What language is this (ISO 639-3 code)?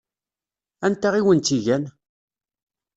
kab